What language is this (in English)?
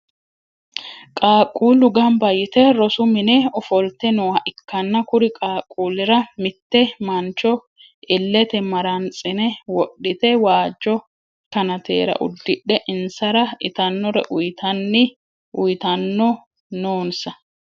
Sidamo